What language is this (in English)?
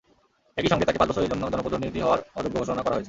Bangla